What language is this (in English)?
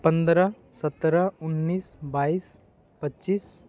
Maithili